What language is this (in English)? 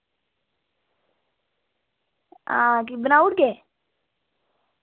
Dogri